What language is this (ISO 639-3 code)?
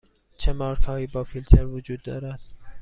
fas